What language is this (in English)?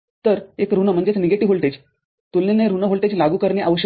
Marathi